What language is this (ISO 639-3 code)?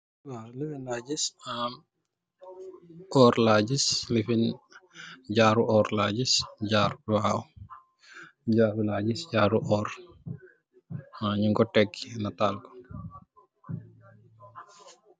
wol